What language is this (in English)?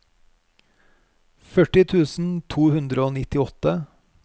Norwegian